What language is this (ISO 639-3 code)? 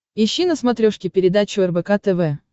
rus